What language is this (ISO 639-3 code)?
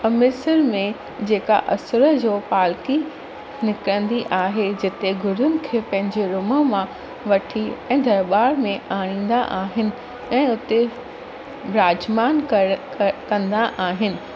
snd